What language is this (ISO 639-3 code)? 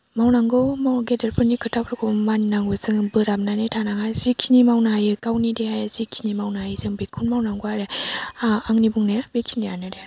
brx